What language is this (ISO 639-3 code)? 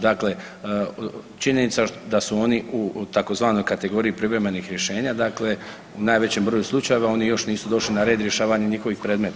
hrv